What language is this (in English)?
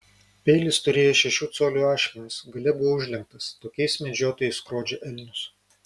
Lithuanian